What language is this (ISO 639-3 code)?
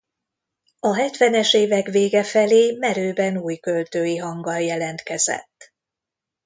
hun